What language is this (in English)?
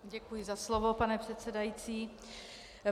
Czech